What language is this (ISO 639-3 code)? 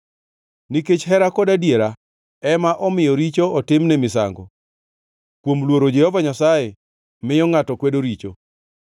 luo